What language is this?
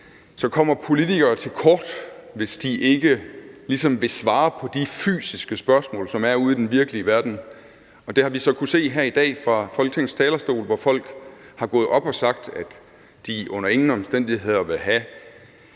Danish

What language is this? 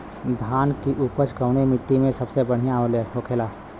Bhojpuri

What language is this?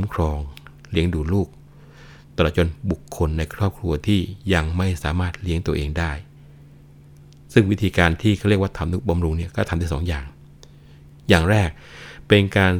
Thai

